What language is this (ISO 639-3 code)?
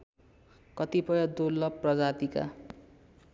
nep